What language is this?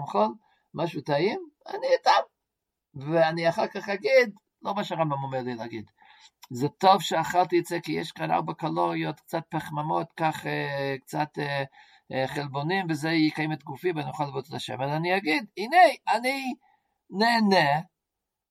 Hebrew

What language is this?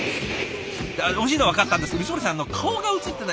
Japanese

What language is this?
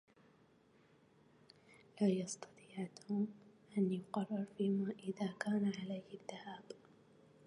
Arabic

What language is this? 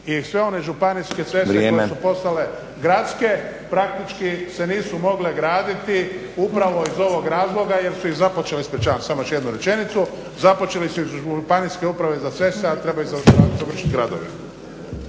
Croatian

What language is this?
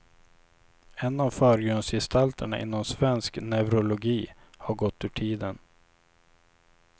Swedish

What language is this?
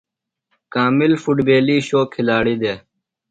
Phalura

